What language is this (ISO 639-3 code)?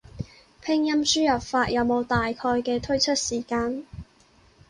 yue